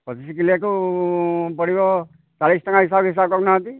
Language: Odia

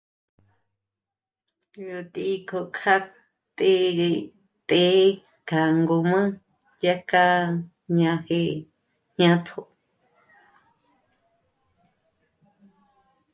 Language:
Michoacán Mazahua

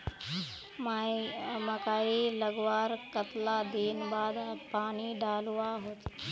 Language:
Magahi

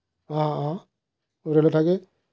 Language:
Assamese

